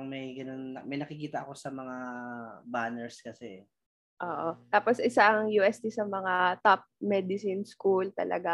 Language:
Filipino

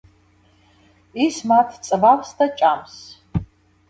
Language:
Georgian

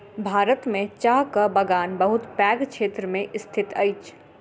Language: Maithili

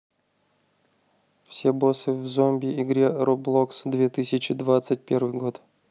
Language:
Russian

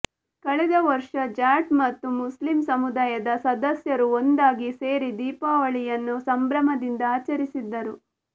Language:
Kannada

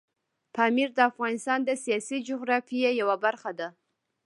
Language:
Pashto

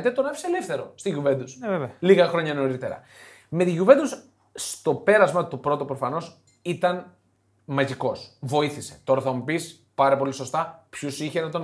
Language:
Greek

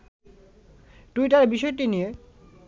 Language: Bangla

